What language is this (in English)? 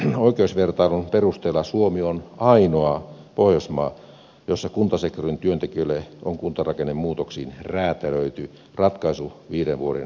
Finnish